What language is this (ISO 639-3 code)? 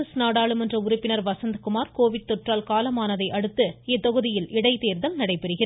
tam